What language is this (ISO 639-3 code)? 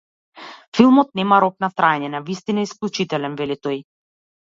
mkd